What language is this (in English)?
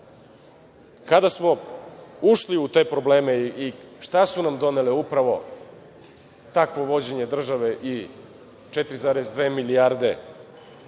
Serbian